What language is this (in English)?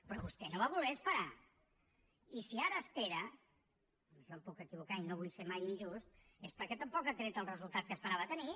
Catalan